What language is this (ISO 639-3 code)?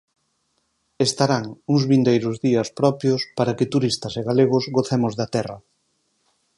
glg